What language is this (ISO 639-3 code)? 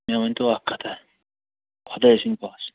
kas